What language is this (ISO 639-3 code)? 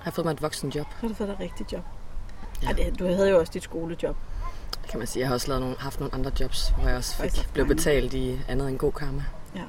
dan